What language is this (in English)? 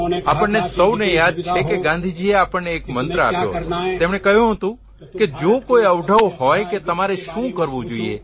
Gujarati